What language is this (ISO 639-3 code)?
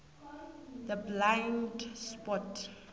nbl